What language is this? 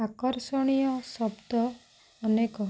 Odia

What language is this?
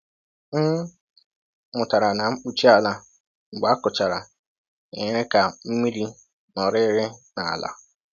Igbo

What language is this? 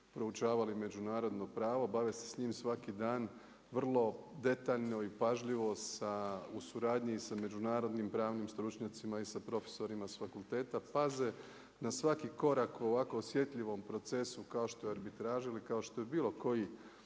Croatian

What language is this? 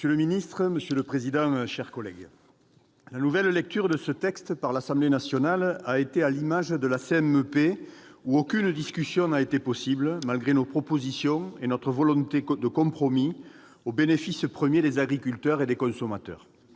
French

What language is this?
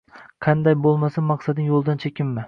Uzbek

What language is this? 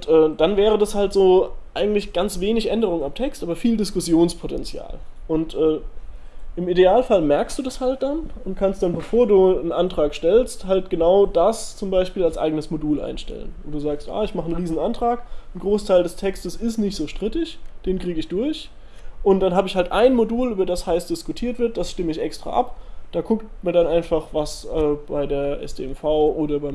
German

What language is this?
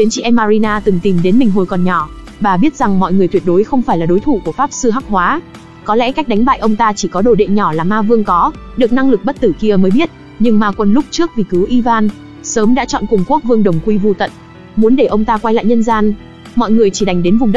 Vietnamese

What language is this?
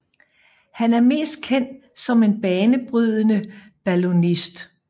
Danish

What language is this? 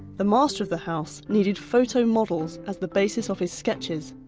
English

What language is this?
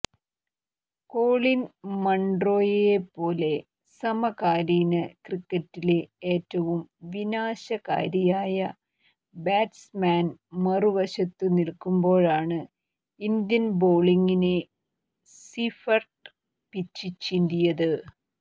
Malayalam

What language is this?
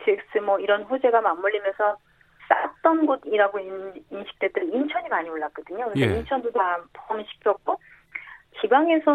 Korean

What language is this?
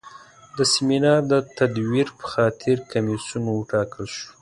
Pashto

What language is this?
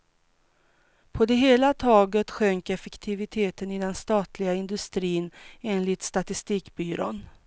Swedish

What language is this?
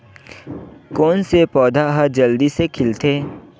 Chhattisgarhi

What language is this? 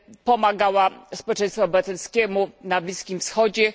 Polish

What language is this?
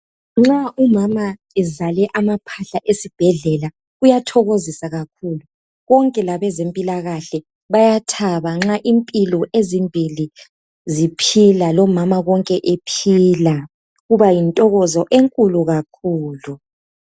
North Ndebele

